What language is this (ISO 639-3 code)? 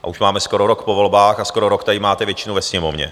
ces